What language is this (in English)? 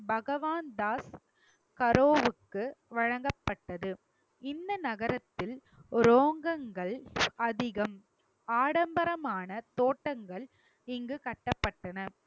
Tamil